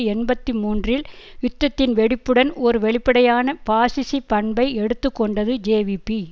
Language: Tamil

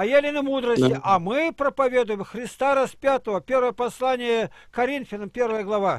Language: Russian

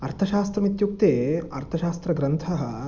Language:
Sanskrit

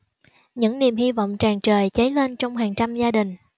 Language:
Vietnamese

